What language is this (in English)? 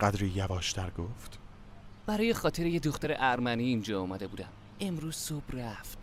Persian